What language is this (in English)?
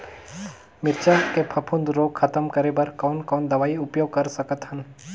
Chhattisgarhi